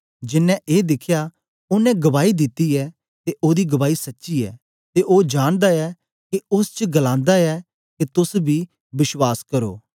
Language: Dogri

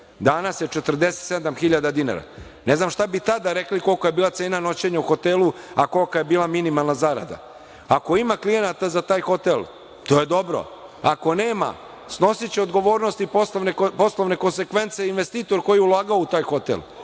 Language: Serbian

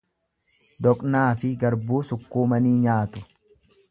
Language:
Oromo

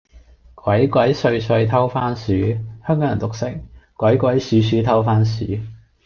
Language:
Cantonese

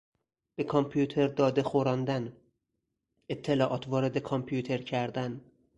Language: Persian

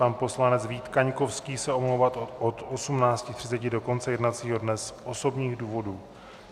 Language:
Czech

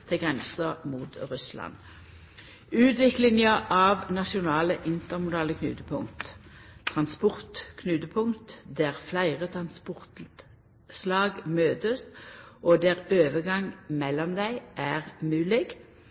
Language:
Norwegian Nynorsk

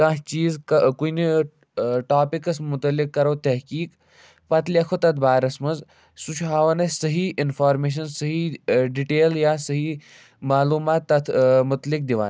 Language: Kashmiri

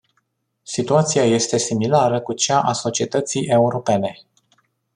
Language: Romanian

